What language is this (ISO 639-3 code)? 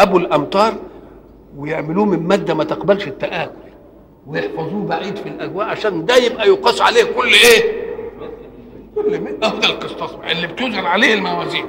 ara